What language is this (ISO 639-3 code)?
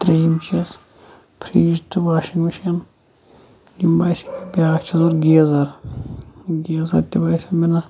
kas